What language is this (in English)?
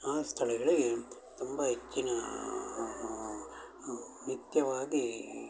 Kannada